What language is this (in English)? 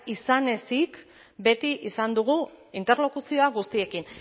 Basque